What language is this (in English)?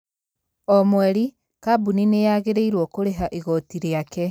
Kikuyu